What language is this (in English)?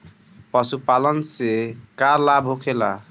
Bhojpuri